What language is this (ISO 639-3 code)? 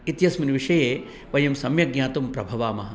san